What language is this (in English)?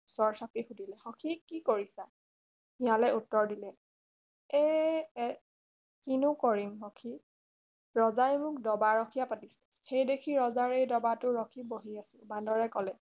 Assamese